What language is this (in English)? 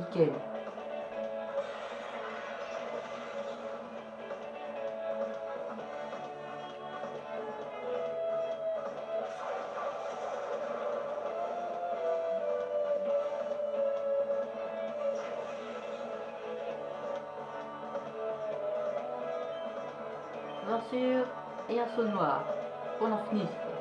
French